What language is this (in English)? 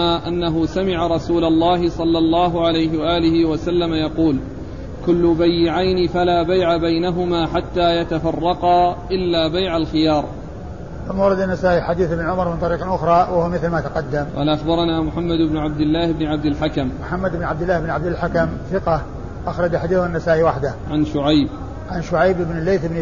Arabic